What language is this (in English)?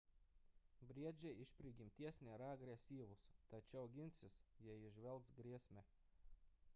Lithuanian